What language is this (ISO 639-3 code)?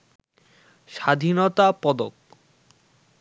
ben